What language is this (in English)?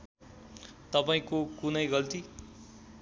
Nepali